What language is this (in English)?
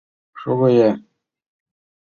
Mari